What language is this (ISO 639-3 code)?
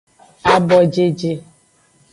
ajg